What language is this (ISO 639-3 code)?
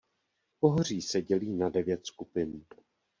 ces